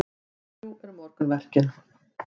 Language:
Icelandic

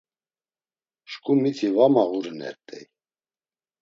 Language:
Laz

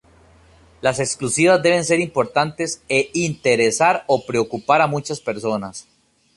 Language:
Spanish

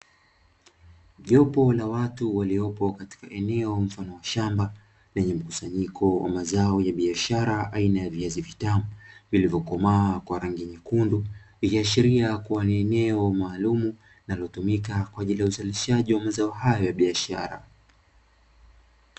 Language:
Swahili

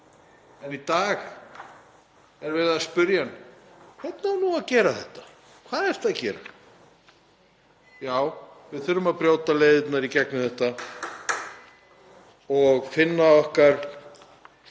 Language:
Icelandic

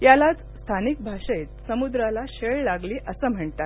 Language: Marathi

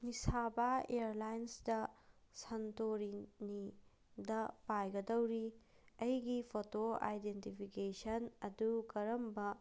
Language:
Manipuri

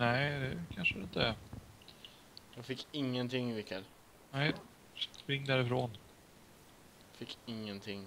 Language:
Swedish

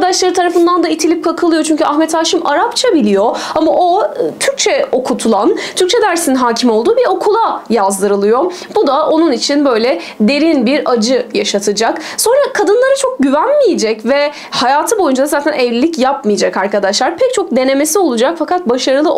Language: Turkish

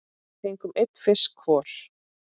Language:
Icelandic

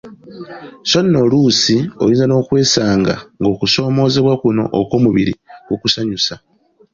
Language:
Ganda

